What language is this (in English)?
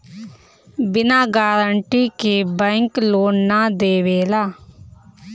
Bhojpuri